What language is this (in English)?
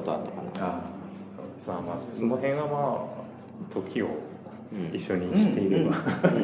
Japanese